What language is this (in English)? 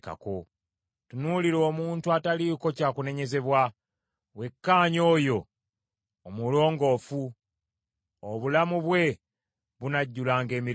Ganda